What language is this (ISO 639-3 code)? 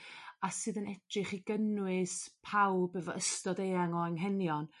cym